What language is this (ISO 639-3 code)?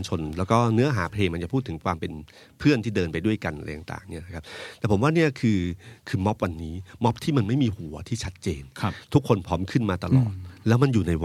tha